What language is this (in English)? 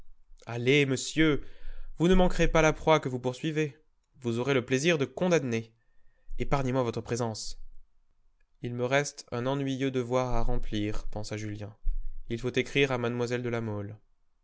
French